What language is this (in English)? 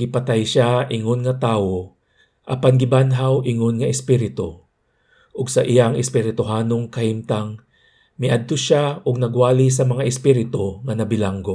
Filipino